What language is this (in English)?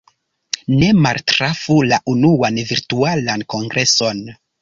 Esperanto